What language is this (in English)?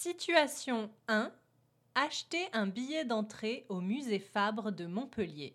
French